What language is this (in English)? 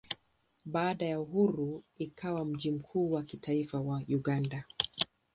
Swahili